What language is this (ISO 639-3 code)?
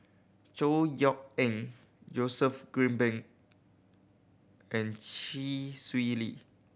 eng